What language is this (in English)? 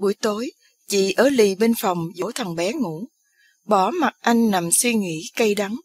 Vietnamese